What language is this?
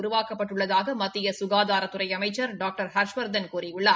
Tamil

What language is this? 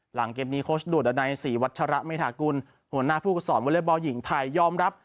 Thai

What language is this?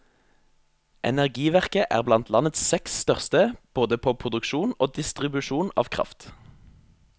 Norwegian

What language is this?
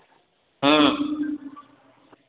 Maithili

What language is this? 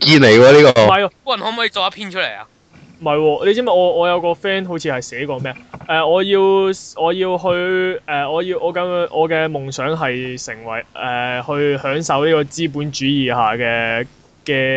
Chinese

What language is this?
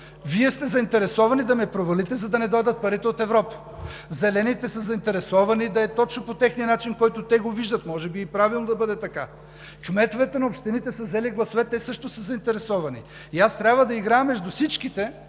Bulgarian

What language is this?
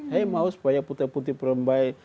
Indonesian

